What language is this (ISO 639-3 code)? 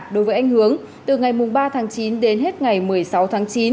vie